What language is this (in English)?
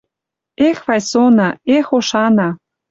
Western Mari